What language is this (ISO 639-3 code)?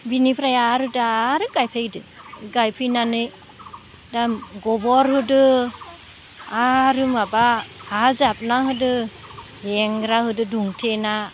brx